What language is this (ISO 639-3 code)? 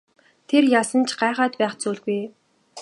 mon